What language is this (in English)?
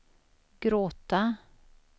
Swedish